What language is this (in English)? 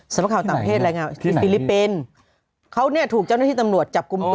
Thai